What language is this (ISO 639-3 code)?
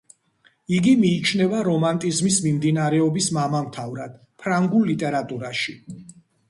kat